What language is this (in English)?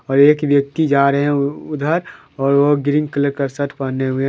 Hindi